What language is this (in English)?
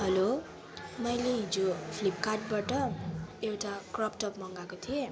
Nepali